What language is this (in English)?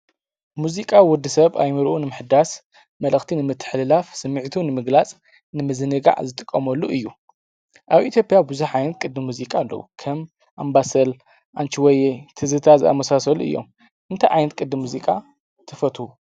Tigrinya